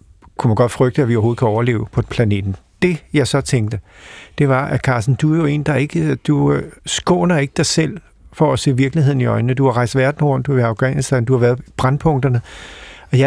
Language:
Danish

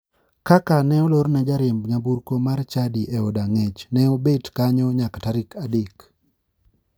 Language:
Luo (Kenya and Tanzania)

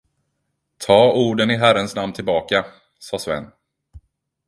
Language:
Swedish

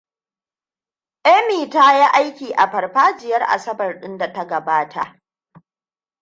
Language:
Hausa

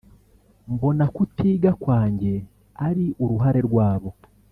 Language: Kinyarwanda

